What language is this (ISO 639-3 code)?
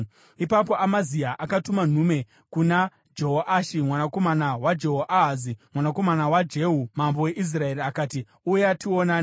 sna